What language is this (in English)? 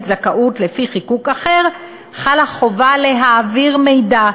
Hebrew